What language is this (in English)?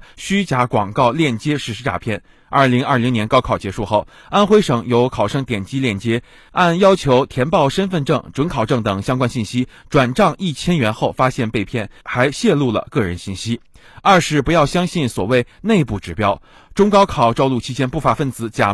Chinese